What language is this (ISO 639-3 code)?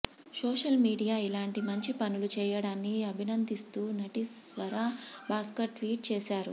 tel